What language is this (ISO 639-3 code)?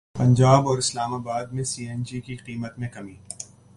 urd